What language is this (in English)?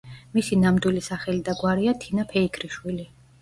Georgian